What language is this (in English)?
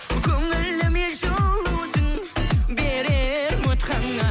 Kazakh